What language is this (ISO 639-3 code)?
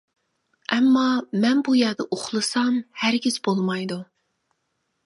uig